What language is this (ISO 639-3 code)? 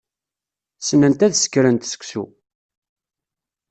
kab